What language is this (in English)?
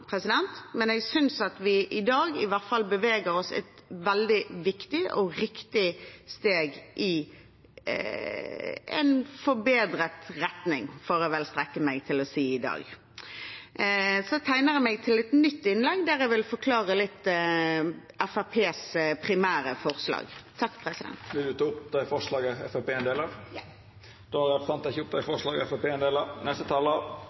Norwegian